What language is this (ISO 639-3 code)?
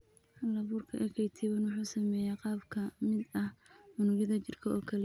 som